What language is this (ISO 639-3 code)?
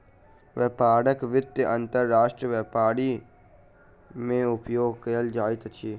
mai